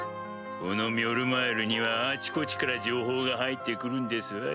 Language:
Japanese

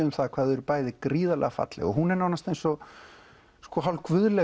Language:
Icelandic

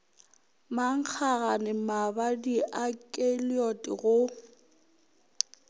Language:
Northern Sotho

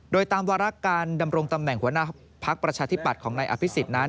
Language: Thai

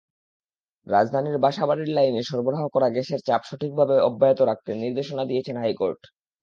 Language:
Bangla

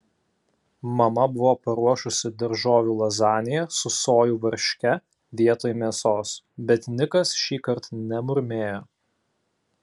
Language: Lithuanian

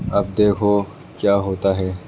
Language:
Urdu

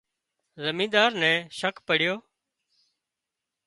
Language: Wadiyara Koli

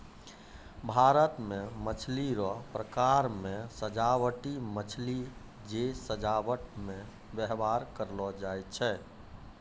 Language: Maithili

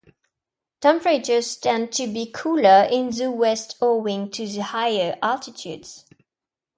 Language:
English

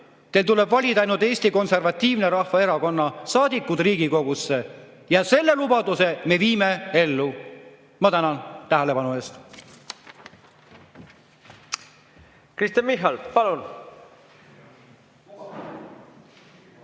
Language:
Estonian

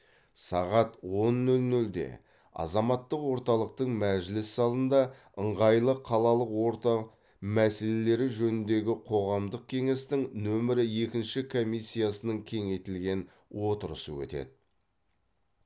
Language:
Kazakh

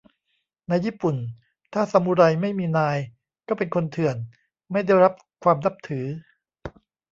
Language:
Thai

